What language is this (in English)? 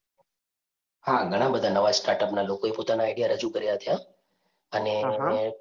Gujarati